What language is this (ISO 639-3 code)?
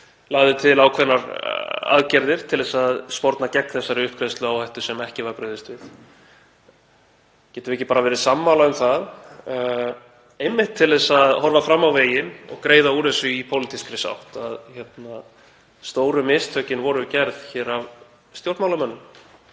isl